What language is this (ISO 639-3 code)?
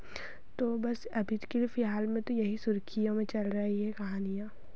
hin